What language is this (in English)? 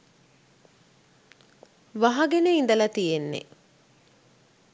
Sinhala